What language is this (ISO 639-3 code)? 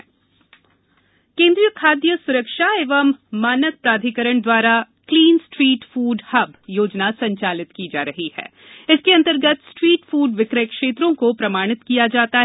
hin